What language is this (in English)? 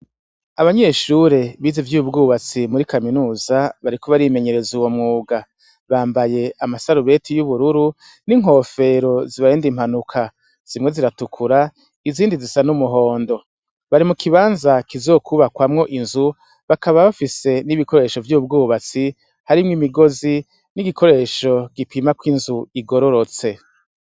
Rundi